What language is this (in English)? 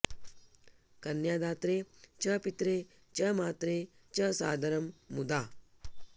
Sanskrit